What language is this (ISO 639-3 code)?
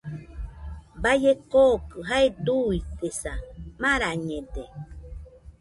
hux